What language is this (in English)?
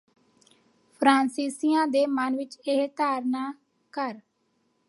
Punjabi